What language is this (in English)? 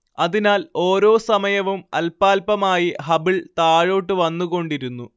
Malayalam